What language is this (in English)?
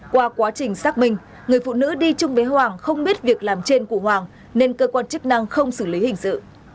Vietnamese